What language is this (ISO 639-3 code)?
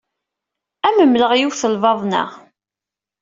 kab